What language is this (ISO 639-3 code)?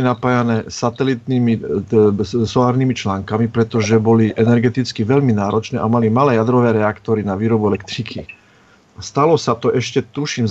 slk